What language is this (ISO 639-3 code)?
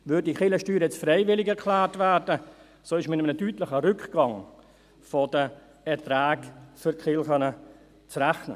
gsw